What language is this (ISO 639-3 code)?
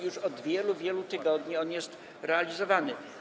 pol